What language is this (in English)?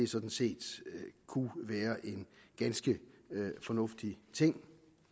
Danish